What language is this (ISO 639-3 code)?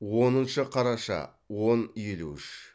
kaz